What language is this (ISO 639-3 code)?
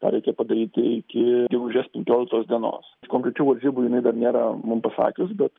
lit